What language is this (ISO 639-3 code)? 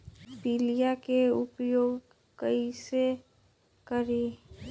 mag